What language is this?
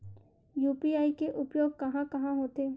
Chhattisgarhi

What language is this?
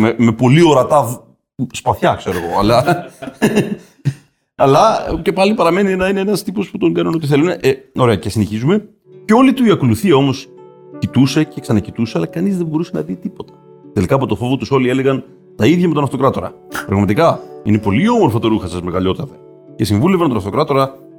Greek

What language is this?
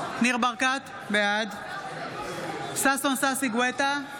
Hebrew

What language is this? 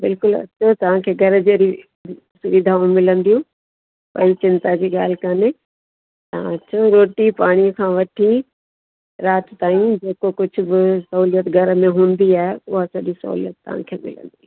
Sindhi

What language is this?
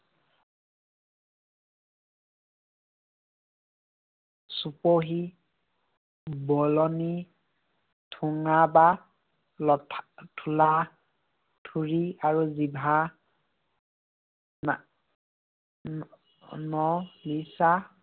Assamese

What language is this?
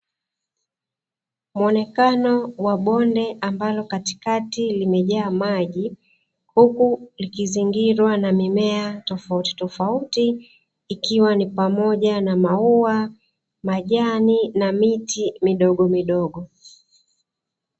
Swahili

